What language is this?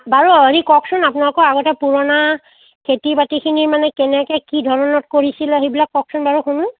Assamese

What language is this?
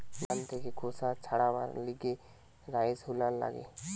Bangla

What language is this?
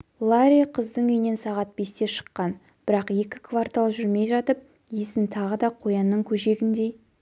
Kazakh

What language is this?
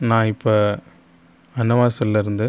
Tamil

